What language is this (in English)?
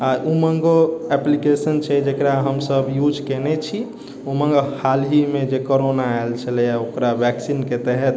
Maithili